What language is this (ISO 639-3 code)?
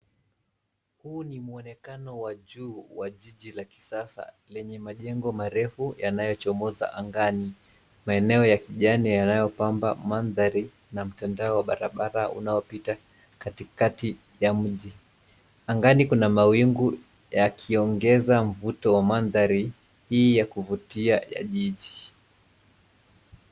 swa